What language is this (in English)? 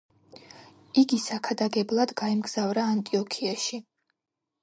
Georgian